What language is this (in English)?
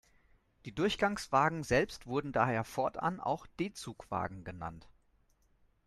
German